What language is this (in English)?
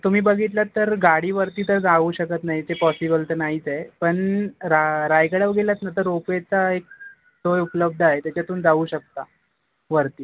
Marathi